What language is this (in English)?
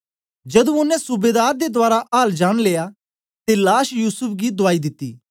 Dogri